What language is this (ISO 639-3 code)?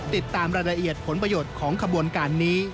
tha